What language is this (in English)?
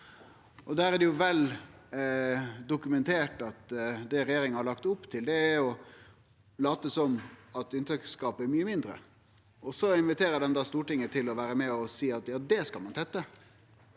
Norwegian